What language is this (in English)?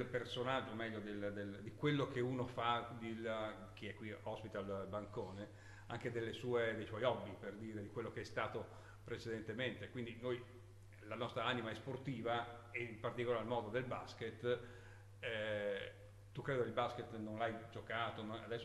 Italian